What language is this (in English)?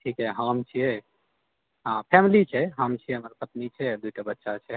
Maithili